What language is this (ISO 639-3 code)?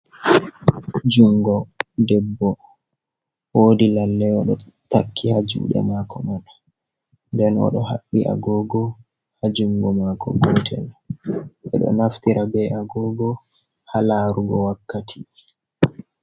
ful